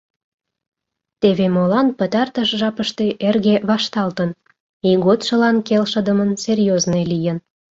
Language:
Mari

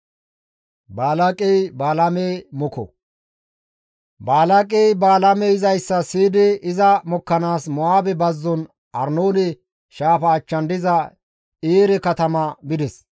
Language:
Gamo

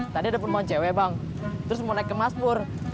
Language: Indonesian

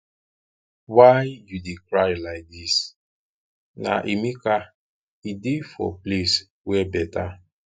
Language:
Nigerian Pidgin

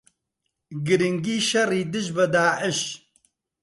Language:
Central Kurdish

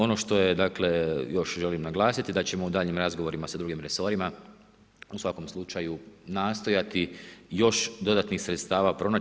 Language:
Croatian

